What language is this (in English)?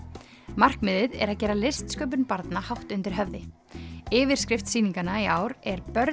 Icelandic